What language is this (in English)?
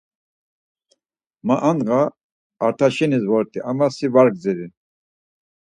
Laz